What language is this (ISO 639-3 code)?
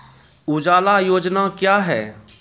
mai